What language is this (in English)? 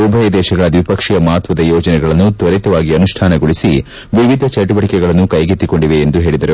Kannada